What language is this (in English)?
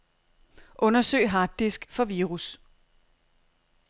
Danish